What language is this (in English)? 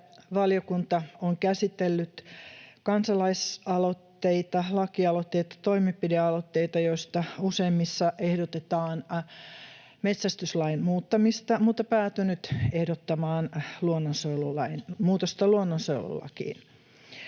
Finnish